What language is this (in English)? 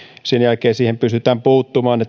Finnish